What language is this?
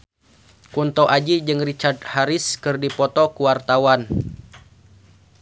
Sundanese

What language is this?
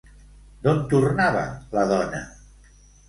Catalan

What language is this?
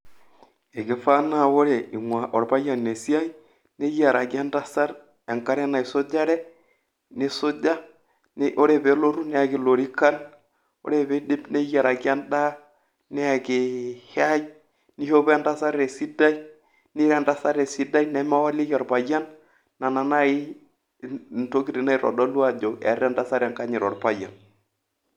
Masai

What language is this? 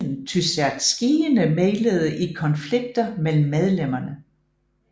Danish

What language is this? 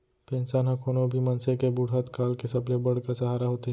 Chhattisgarhi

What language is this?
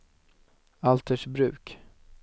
Swedish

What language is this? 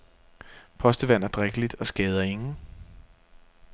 Danish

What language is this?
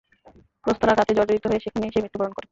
Bangla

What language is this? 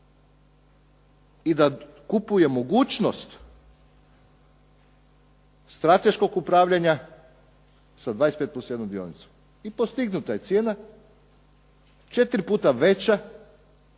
Croatian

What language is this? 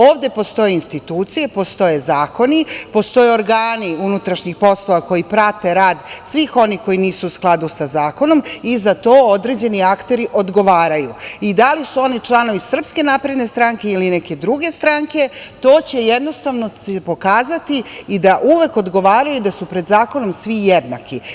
Serbian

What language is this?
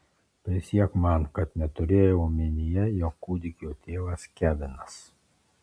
Lithuanian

